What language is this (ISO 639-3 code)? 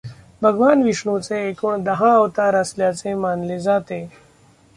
mar